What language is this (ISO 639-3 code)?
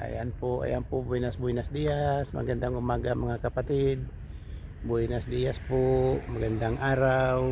fil